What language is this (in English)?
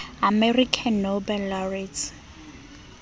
Southern Sotho